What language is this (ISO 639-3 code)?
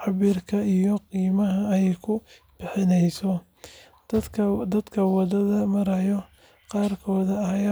som